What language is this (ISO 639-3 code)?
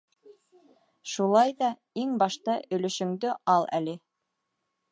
bak